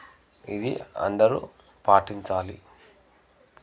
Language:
Telugu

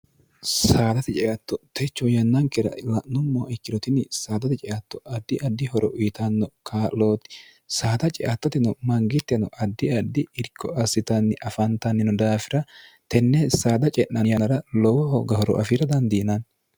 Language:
Sidamo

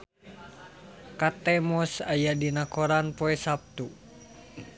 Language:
Sundanese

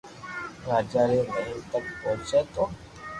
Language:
Loarki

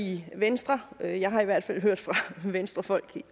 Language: Danish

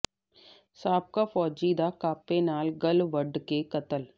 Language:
Punjabi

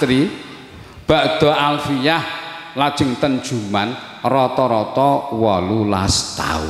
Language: Indonesian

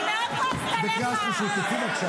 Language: Hebrew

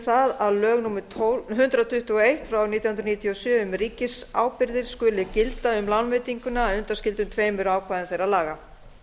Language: Icelandic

